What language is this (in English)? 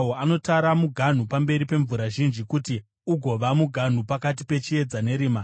Shona